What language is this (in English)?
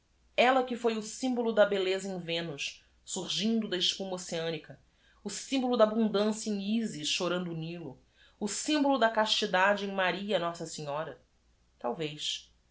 Portuguese